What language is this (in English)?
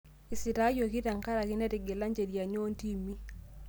Masai